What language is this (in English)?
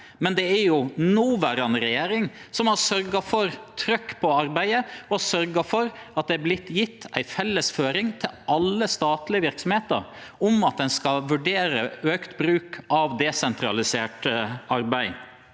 Norwegian